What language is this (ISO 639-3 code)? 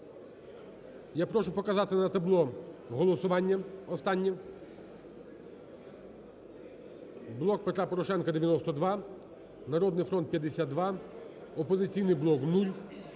ukr